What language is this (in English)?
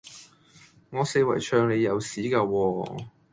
Cantonese